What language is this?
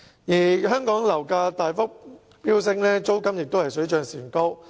Cantonese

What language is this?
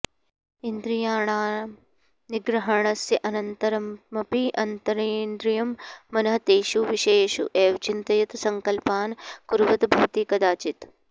Sanskrit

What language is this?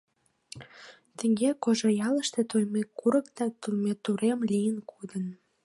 Mari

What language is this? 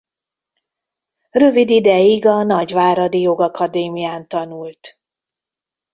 Hungarian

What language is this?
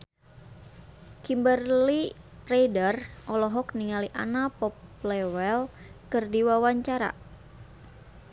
Sundanese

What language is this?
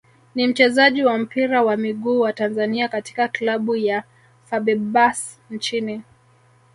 Swahili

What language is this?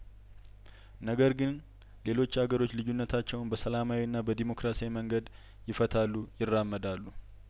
Amharic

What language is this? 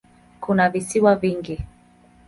Swahili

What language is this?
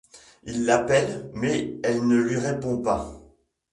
French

